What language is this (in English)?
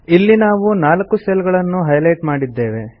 Kannada